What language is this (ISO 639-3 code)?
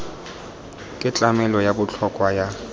tsn